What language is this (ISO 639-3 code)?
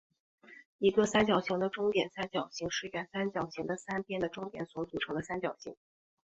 zho